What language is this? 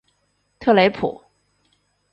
Chinese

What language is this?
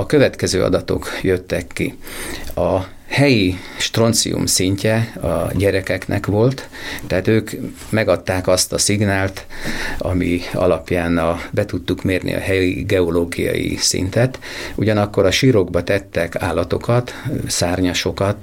Hungarian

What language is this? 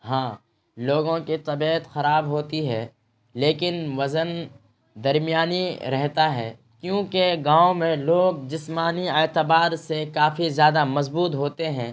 Urdu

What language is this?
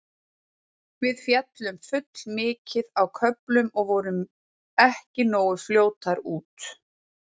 Icelandic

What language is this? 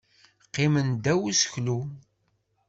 Kabyle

